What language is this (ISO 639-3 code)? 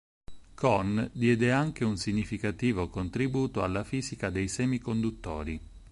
ita